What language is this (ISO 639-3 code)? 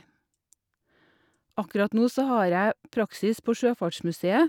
nor